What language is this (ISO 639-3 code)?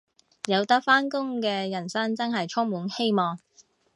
yue